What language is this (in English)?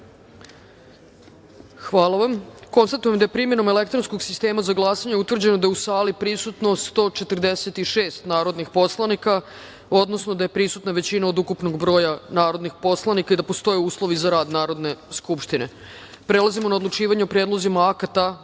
Serbian